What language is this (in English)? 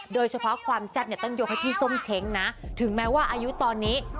Thai